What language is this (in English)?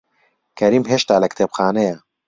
Central Kurdish